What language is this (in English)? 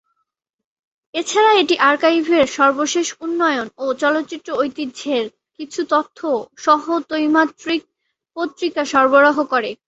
Bangla